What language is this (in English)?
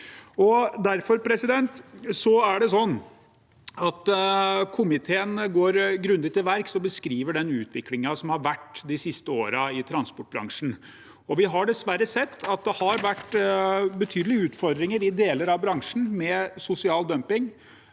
Norwegian